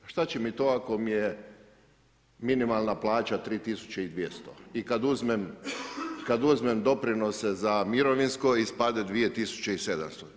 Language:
Croatian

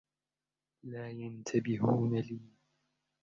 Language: Arabic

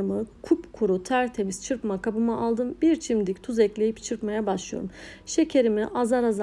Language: Turkish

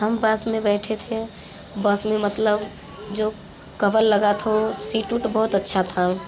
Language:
Hindi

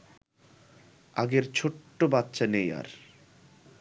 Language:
Bangla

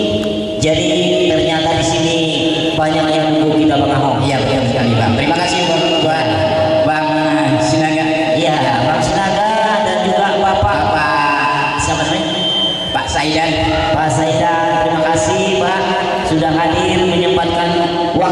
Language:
Indonesian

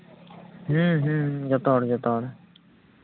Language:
Santali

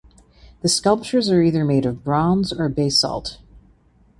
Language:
English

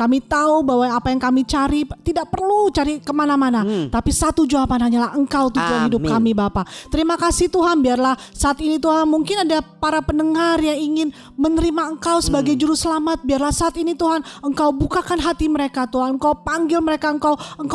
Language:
Indonesian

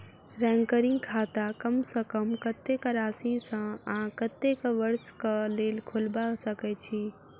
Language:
Maithili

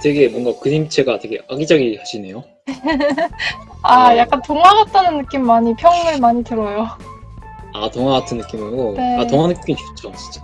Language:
Korean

